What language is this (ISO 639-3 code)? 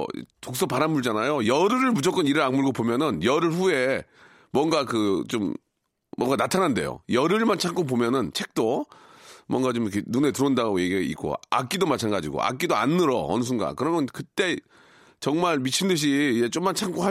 kor